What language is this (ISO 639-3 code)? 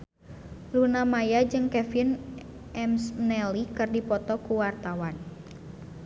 sun